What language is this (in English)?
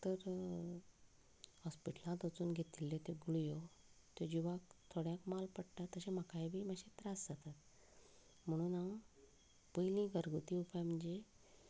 Konkani